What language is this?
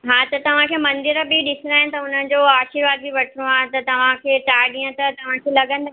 Sindhi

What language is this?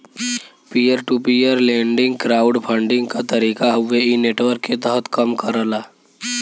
Bhojpuri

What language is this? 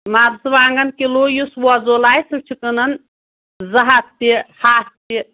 Kashmiri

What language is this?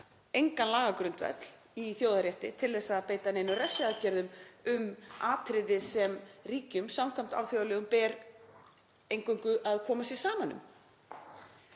Icelandic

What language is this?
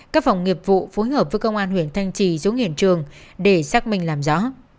Vietnamese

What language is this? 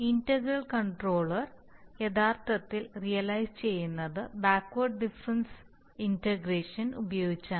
Malayalam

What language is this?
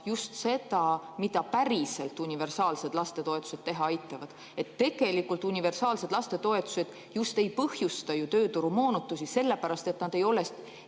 Estonian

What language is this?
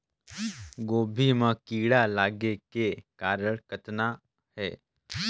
Chhattisgarhi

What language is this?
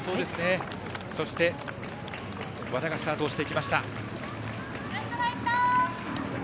Japanese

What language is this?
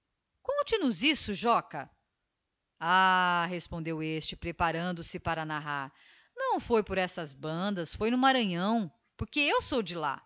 Portuguese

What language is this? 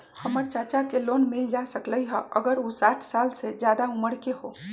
Magahi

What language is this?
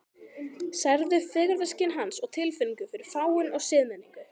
Icelandic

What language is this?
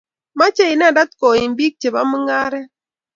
Kalenjin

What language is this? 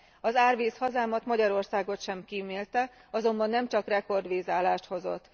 Hungarian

